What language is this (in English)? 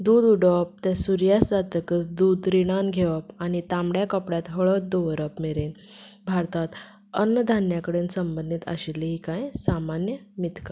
Konkani